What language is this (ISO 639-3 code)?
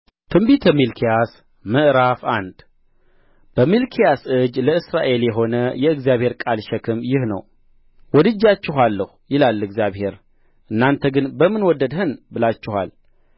amh